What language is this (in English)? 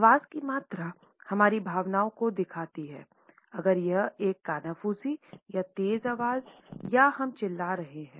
Hindi